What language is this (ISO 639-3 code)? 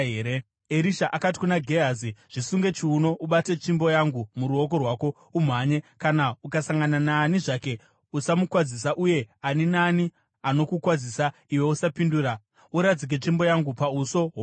sna